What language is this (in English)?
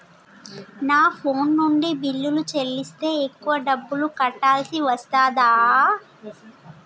Telugu